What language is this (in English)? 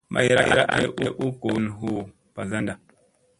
Musey